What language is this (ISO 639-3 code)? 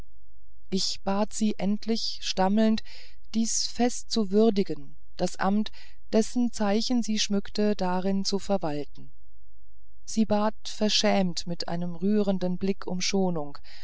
deu